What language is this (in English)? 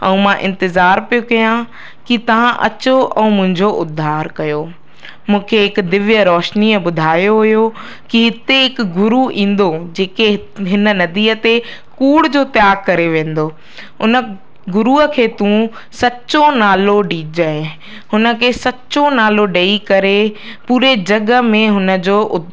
Sindhi